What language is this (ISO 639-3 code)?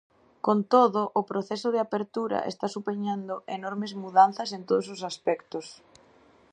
glg